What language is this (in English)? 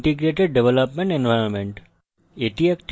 Bangla